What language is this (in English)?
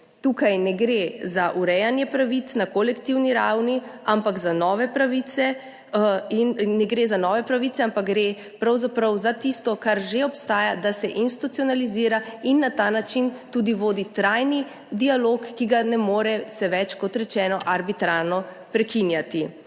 Slovenian